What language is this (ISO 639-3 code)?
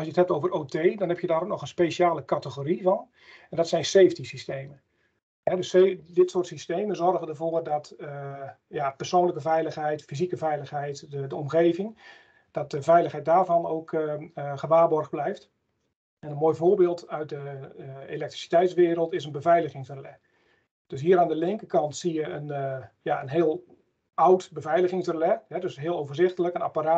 nld